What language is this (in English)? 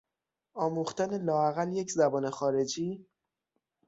Persian